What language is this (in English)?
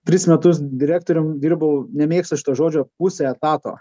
Lithuanian